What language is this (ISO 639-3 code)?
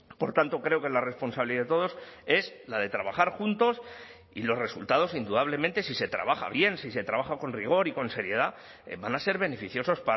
spa